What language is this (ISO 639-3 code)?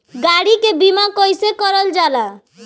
bho